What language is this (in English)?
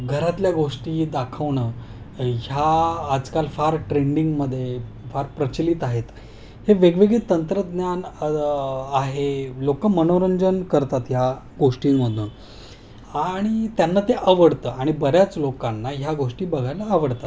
Marathi